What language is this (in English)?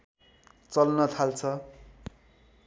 Nepali